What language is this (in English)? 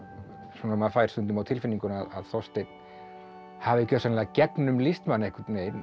Icelandic